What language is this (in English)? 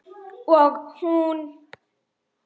Icelandic